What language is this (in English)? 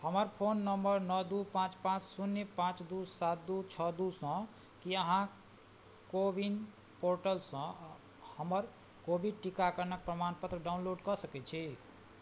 Maithili